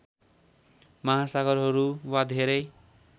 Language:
Nepali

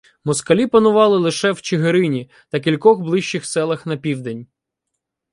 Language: Ukrainian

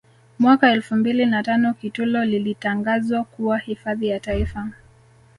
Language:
Swahili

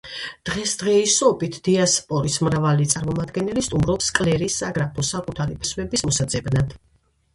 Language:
Georgian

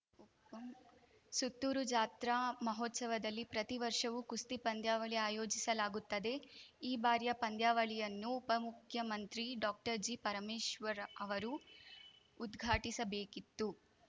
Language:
Kannada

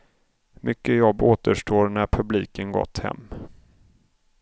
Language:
Swedish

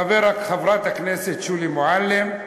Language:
Hebrew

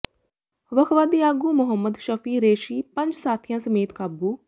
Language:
Punjabi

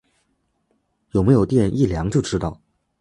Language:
Chinese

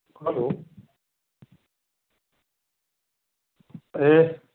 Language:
Nepali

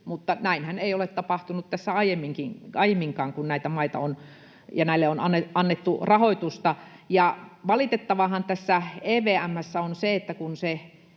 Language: Finnish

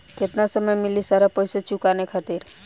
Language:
Bhojpuri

